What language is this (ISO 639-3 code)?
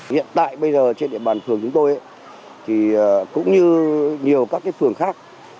vie